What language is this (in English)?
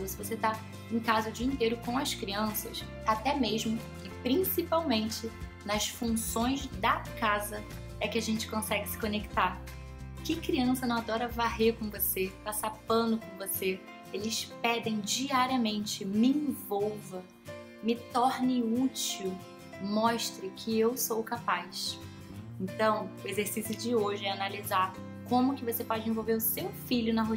Portuguese